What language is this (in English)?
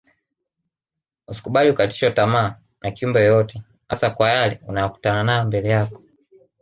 Swahili